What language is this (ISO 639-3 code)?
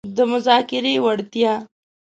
pus